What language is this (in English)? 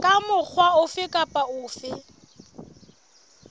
Southern Sotho